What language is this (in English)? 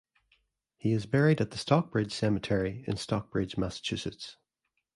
English